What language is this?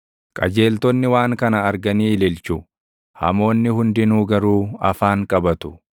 Oromo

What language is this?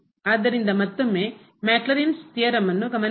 Kannada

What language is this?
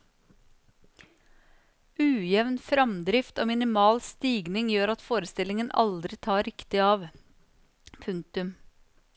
Norwegian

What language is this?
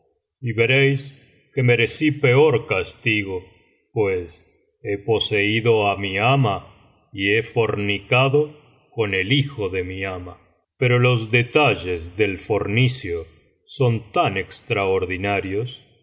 Spanish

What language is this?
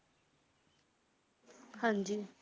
Punjabi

